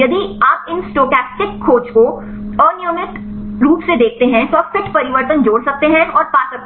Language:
Hindi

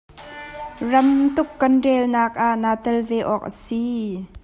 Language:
Hakha Chin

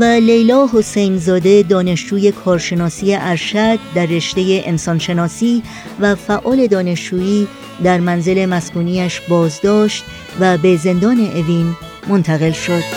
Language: Persian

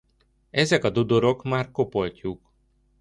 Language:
Hungarian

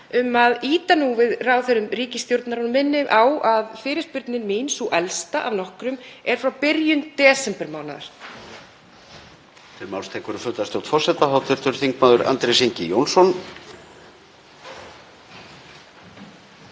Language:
Icelandic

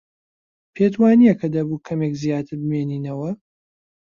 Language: Central Kurdish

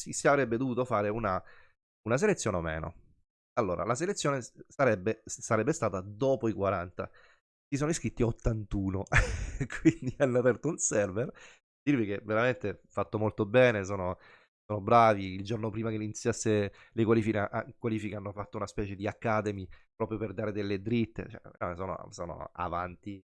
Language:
Italian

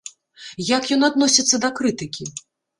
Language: Belarusian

